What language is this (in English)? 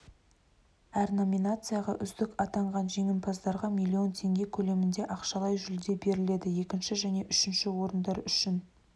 Kazakh